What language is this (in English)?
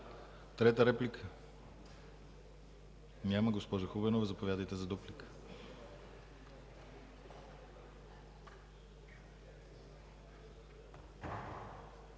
Bulgarian